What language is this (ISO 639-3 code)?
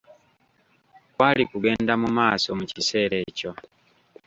lug